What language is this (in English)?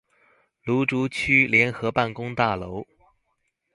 Chinese